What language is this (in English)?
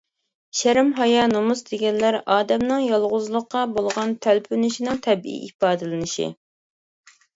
Uyghur